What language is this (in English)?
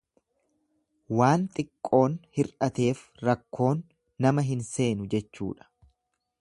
Oromo